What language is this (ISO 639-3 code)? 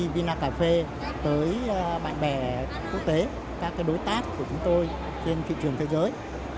vie